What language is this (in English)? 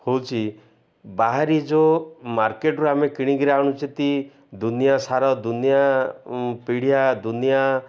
Odia